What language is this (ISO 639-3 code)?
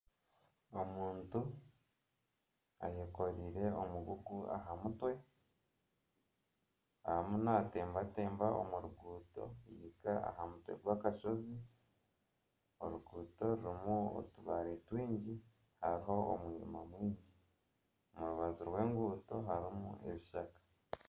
nyn